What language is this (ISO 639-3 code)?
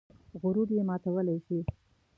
pus